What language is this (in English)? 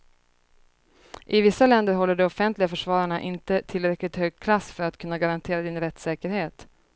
Swedish